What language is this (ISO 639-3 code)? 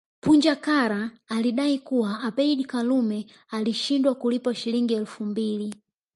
swa